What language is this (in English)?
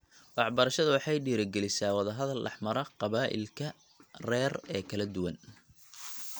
Somali